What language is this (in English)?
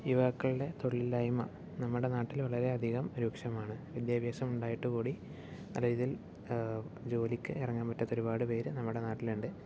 Malayalam